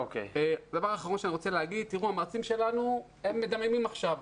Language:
Hebrew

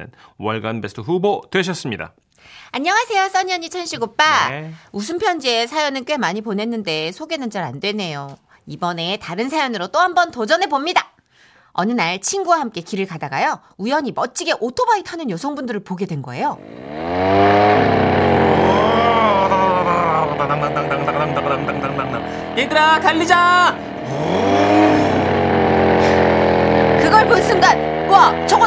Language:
Korean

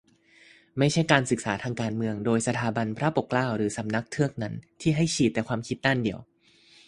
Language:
Thai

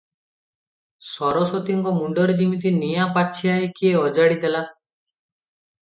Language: Odia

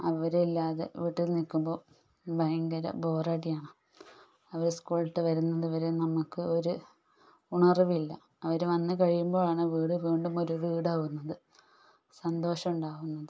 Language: Malayalam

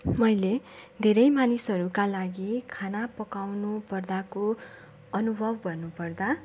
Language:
Nepali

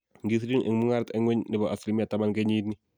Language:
Kalenjin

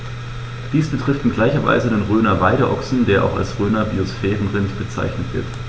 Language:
German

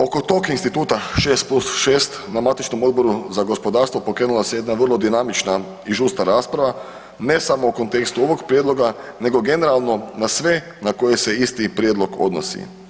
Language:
Croatian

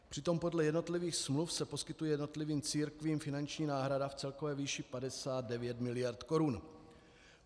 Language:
Czech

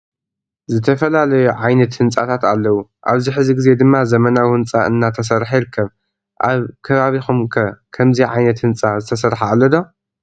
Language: Tigrinya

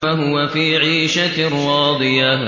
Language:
Arabic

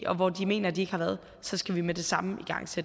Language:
Danish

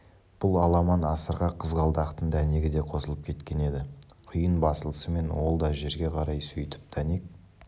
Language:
Kazakh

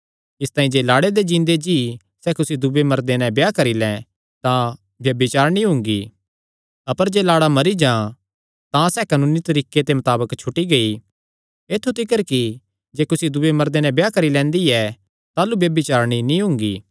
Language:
Kangri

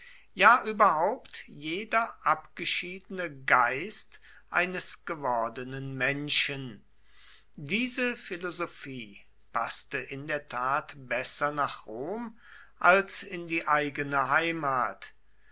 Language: German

